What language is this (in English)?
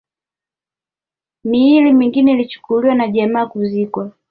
Swahili